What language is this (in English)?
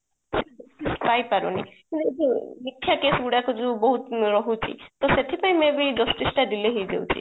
Odia